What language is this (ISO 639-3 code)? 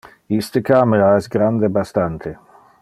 ina